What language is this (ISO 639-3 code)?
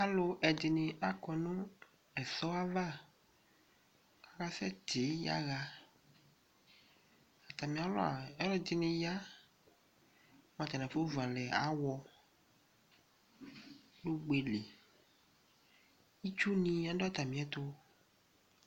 kpo